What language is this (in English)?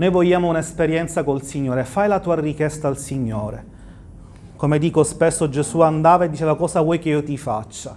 Italian